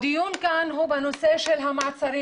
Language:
Hebrew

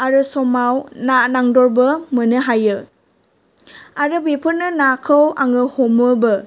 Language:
Bodo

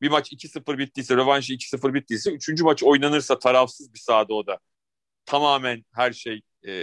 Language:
Turkish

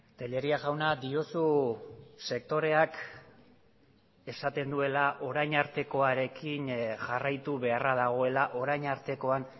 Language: Basque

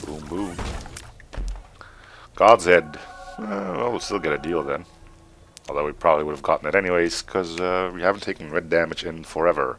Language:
English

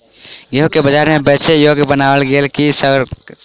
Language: Maithili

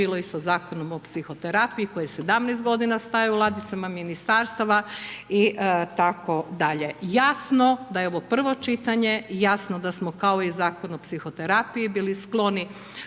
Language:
Croatian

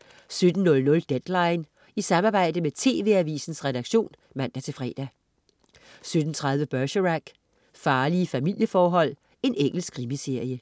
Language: Danish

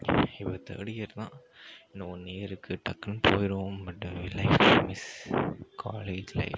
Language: Tamil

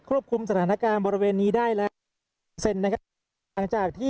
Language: Thai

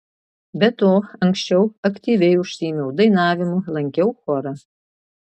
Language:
Lithuanian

